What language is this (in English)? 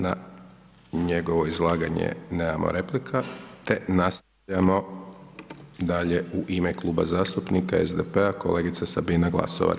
Croatian